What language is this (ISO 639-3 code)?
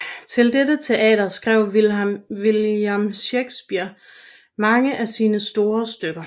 dan